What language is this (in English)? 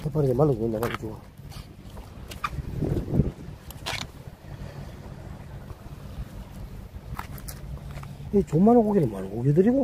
Korean